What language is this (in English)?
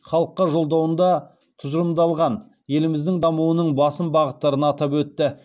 Kazakh